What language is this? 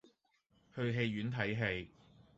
Cantonese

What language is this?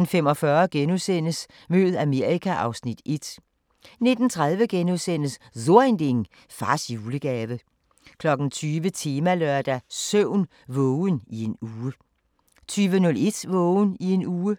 Danish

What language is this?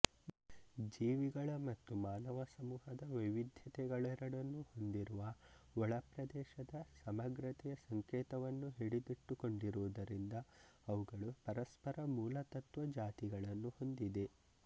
Kannada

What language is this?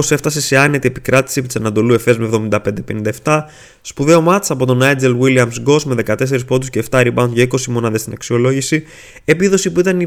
Greek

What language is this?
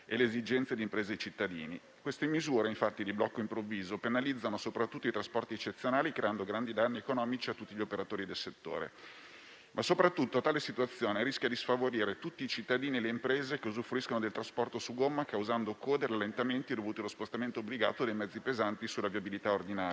Italian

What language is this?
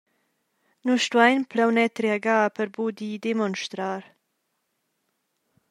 Romansh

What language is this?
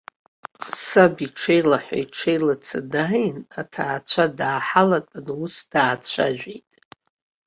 Abkhazian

